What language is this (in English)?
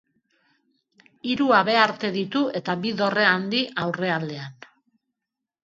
Basque